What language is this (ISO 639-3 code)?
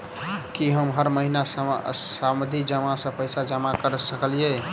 mai